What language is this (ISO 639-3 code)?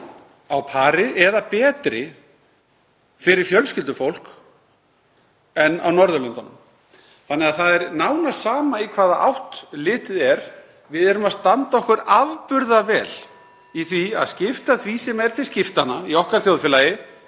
isl